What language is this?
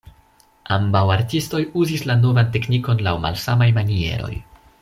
Esperanto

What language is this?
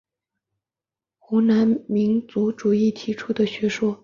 Chinese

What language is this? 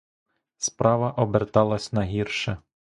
Ukrainian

